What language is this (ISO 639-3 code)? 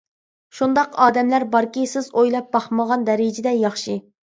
uig